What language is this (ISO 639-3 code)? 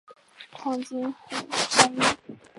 zho